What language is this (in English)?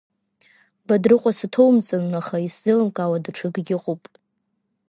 Abkhazian